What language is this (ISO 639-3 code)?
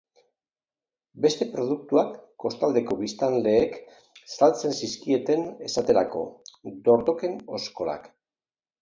eus